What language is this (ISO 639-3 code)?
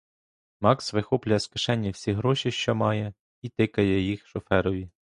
ukr